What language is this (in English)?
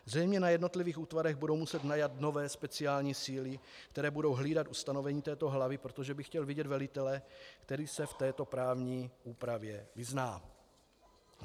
Czech